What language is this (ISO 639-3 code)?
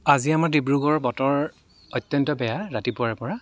asm